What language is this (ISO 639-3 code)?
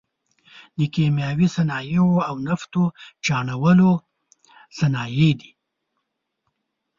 pus